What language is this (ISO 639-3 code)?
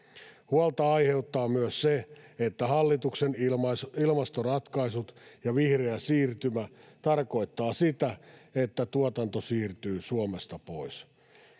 fin